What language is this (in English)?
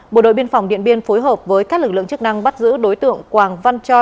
Vietnamese